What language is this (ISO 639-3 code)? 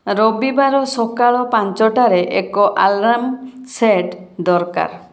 ori